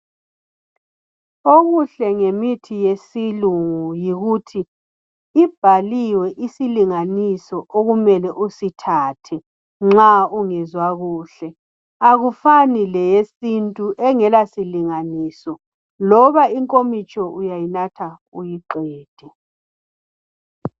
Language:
North Ndebele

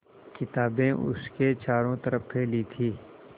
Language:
Hindi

